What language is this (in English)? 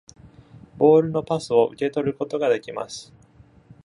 Japanese